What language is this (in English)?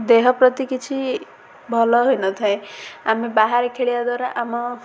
Odia